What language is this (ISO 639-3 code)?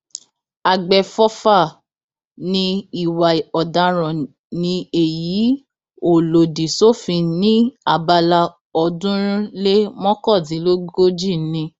yor